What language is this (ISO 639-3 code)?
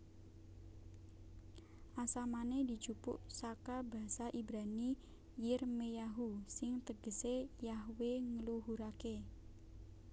jav